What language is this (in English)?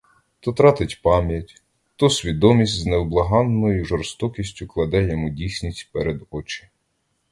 Ukrainian